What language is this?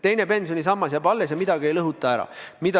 Estonian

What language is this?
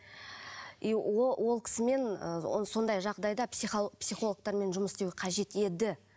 Kazakh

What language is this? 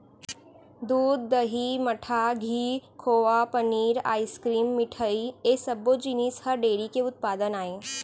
Chhattisgarhi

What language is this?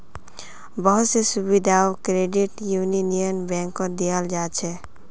Magahi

